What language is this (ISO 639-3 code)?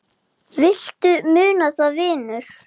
isl